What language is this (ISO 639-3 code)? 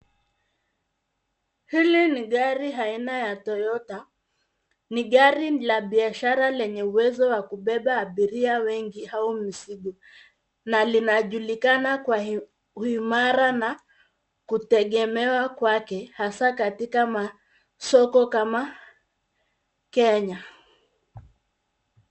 swa